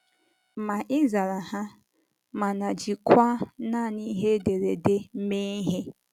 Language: Igbo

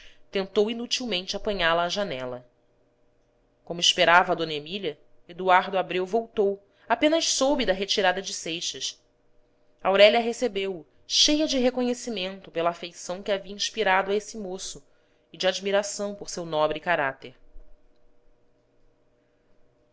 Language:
Portuguese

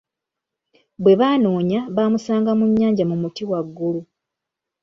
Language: Ganda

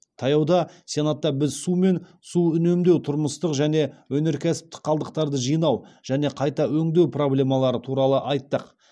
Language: Kazakh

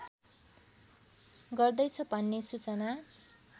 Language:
Nepali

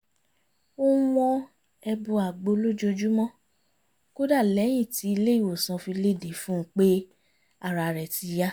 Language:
Yoruba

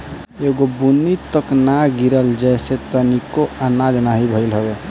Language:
Bhojpuri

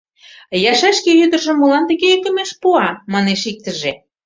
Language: Mari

